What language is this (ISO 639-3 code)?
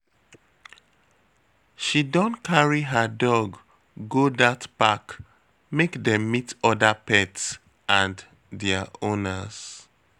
pcm